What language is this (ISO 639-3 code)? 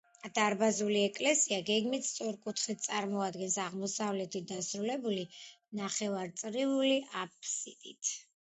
kat